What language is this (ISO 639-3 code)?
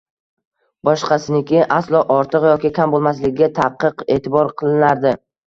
uzb